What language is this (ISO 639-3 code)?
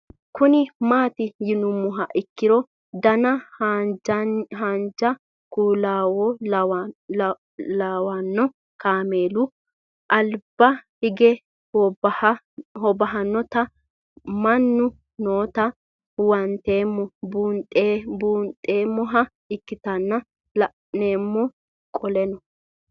sid